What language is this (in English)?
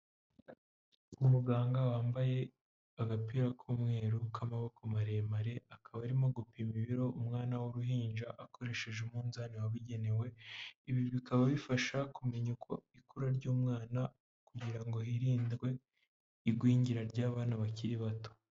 Kinyarwanda